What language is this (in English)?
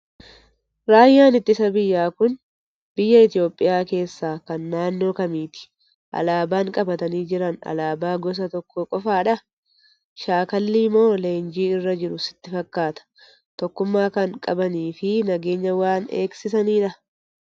Oromo